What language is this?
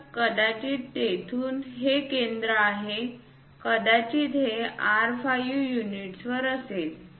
Marathi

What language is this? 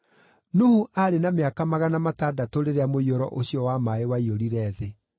Kikuyu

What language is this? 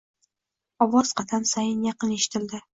Uzbek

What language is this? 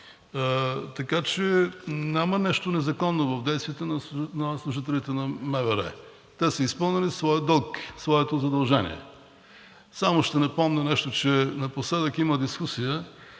Bulgarian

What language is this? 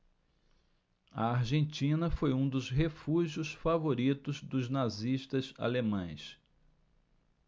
Portuguese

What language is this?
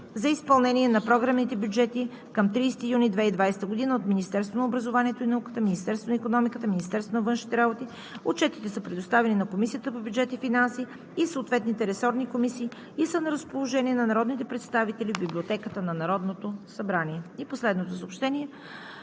Bulgarian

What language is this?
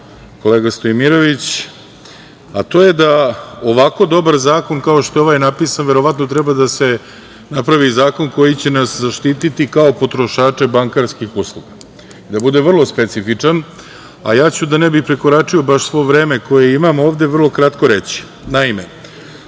Serbian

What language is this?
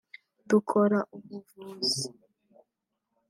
Kinyarwanda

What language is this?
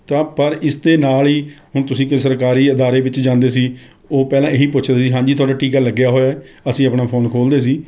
Punjabi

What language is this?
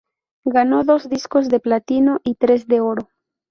Spanish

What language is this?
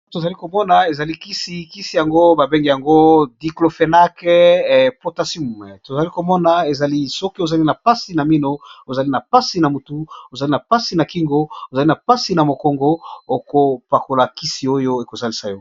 Lingala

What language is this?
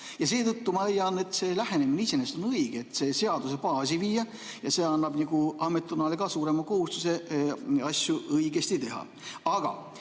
Estonian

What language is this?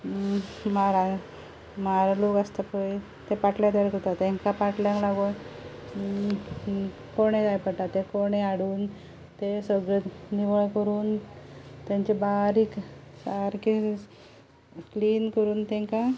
Konkani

